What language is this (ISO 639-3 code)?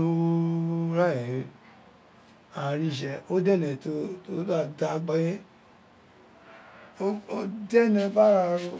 its